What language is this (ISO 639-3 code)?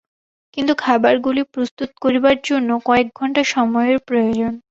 ben